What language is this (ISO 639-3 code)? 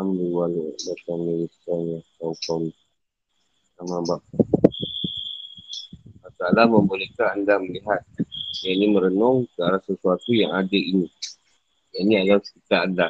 msa